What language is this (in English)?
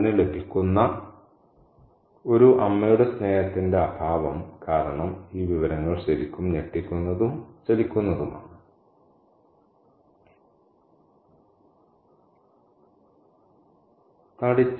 Malayalam